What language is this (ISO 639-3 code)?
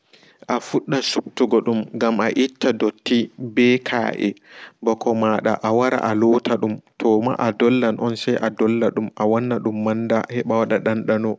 ful